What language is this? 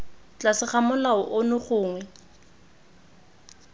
Tswana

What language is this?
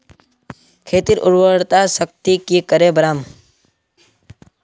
Magahi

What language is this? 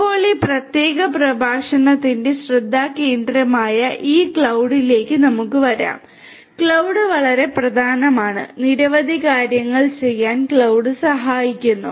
Malayalam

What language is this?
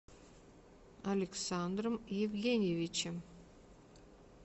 Russian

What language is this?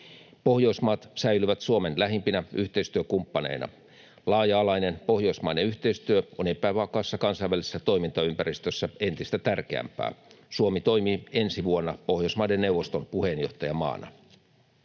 Finnish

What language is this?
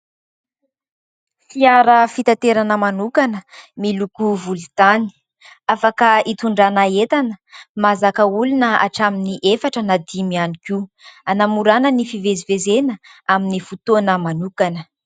Malagasy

